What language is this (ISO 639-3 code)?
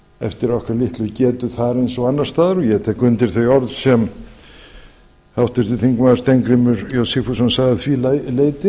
isl